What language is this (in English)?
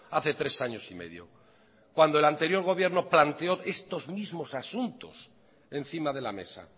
Spanish